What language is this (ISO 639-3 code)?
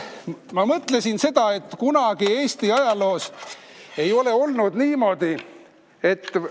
est